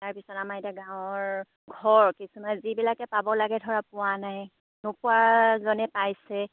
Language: Assamese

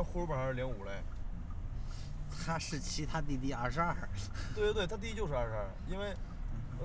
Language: Chinese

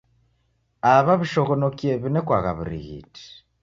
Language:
Taita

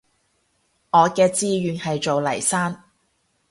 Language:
Cantonese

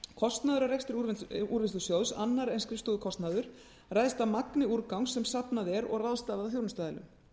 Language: Icelandic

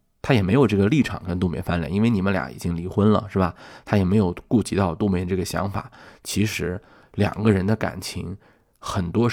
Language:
Chinese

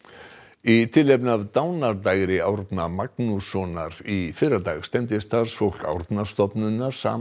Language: Icelandic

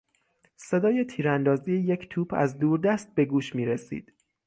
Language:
Persian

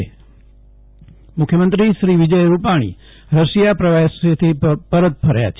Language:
Gujarati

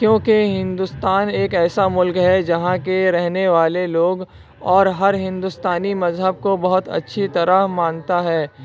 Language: Urdu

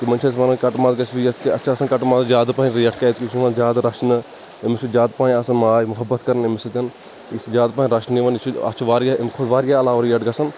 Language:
Kashmiri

